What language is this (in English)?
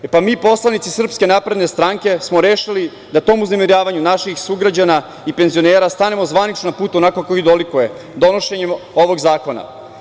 Serbian